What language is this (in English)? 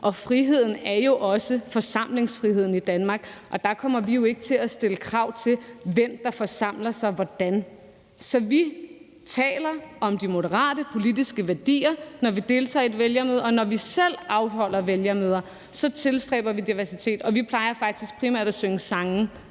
Danish